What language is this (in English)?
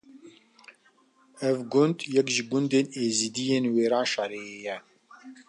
Kurdish